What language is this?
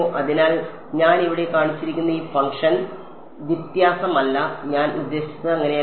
Malayalam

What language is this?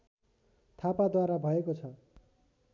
Nepali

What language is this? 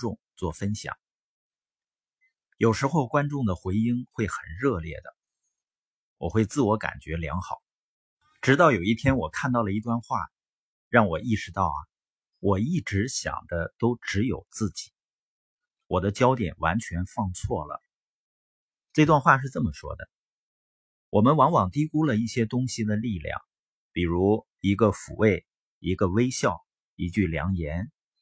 Chinese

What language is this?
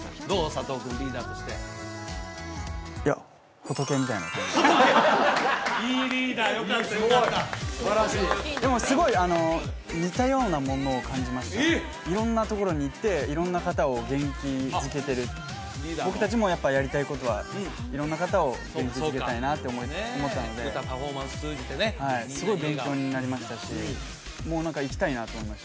Japanese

